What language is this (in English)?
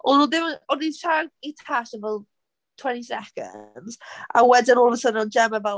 Welsh